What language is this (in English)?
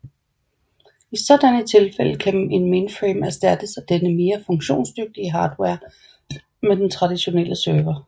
Danish